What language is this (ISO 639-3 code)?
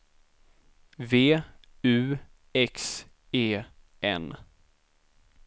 swe